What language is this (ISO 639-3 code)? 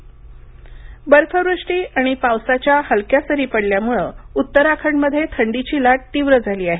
mar